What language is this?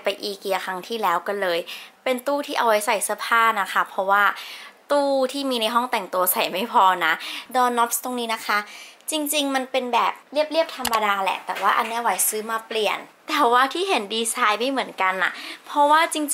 Thai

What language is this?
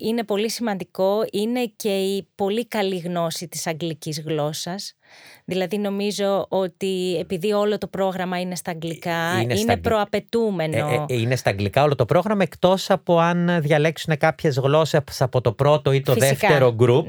Greek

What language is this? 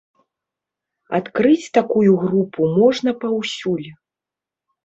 Belarusian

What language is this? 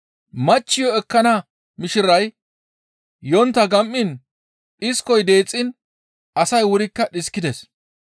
Gamo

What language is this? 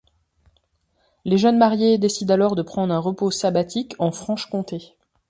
French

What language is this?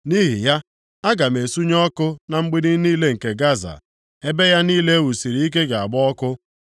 Igbo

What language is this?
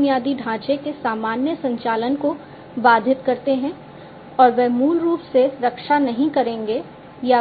Hindi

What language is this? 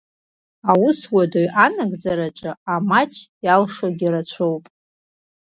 Abkhazian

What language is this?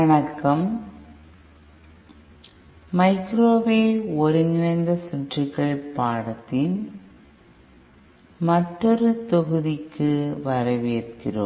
Tamil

